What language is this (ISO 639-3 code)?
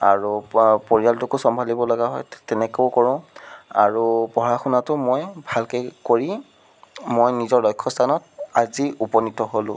asm